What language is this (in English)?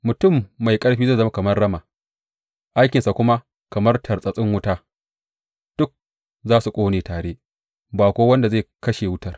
Hausa